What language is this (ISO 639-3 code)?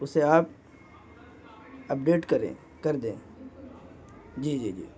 urd